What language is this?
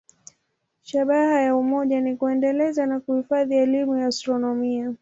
Swahili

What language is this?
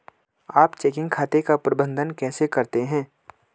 Hindi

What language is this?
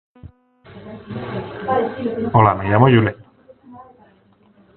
Basque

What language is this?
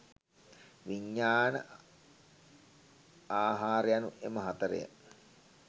Sinhala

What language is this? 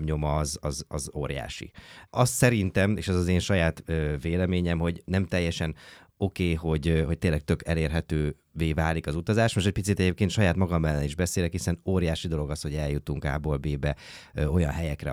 Hungarian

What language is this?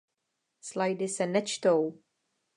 Czech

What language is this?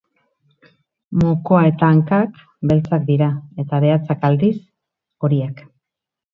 Basque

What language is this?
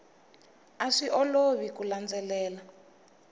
Tsonga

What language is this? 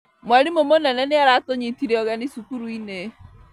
Kikuyu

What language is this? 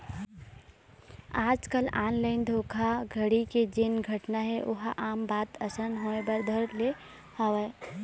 Chhattisgarhi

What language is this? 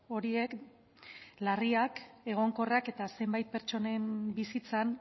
Basque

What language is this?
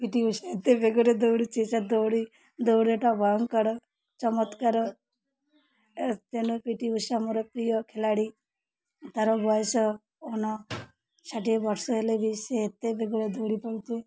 Odia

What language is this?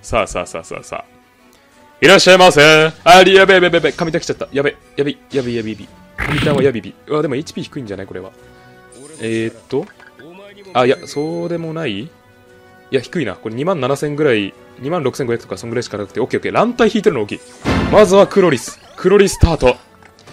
Japanese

